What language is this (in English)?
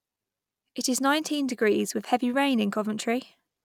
English